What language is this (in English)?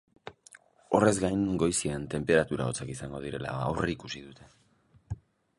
Basque